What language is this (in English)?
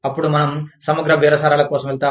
Telugu